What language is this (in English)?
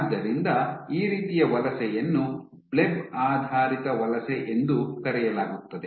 Kannada